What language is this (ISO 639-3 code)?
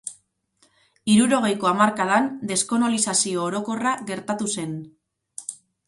eus